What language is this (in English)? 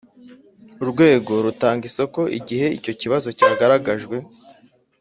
Kinyarwanda